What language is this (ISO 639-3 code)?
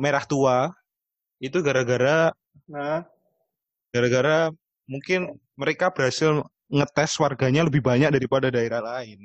ind